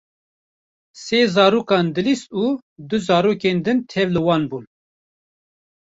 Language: Kurdish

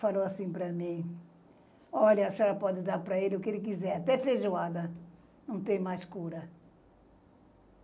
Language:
Portuguese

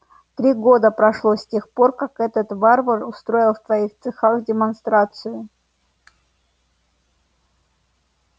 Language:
Russian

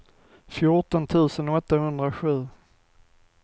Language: Swedish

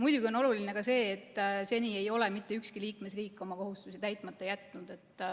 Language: Estonian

